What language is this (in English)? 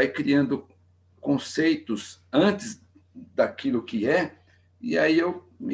Portuguese